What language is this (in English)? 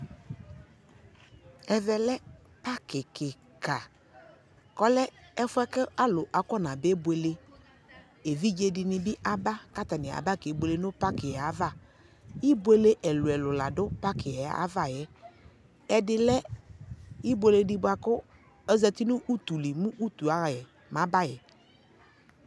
Ikposo